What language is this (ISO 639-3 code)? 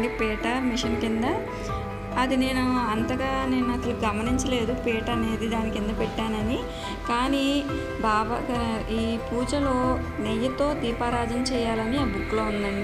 tel